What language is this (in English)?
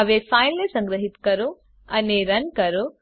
Gujarati